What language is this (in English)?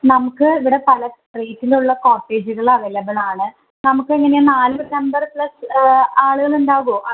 Malayalam